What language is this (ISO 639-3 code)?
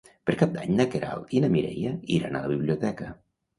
cat